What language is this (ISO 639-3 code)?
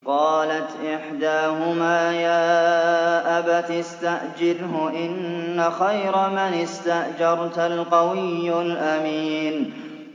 ara